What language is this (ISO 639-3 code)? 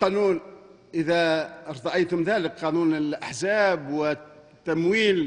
ara